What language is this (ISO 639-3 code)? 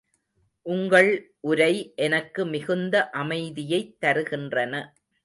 tam